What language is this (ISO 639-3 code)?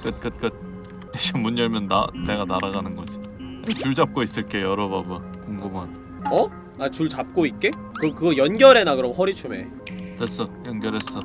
kor